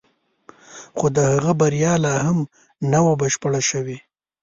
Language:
Pashto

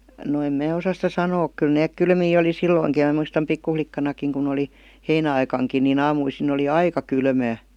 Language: Finnish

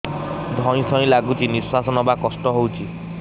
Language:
Odia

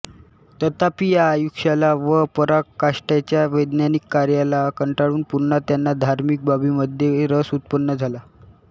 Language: Marathi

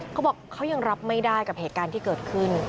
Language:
Thai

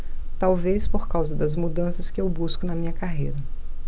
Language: Portuguese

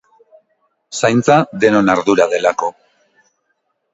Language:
Basque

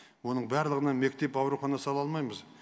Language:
Kazakh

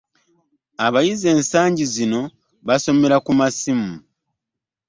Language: Ganda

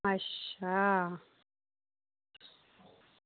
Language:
Dogri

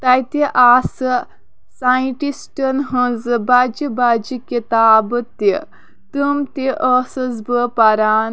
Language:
Kashmiri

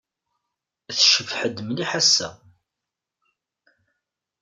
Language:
Kabyle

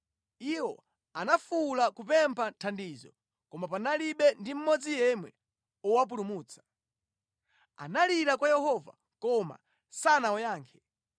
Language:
Nyanja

